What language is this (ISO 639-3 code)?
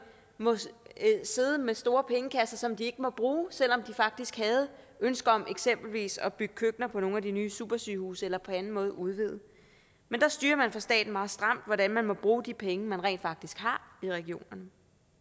dan